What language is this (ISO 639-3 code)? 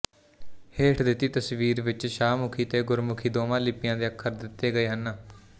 pan